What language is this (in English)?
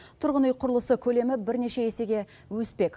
Kazakh